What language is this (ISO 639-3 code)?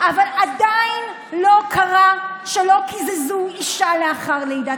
heb